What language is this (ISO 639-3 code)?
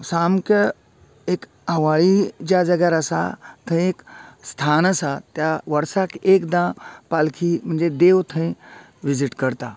kok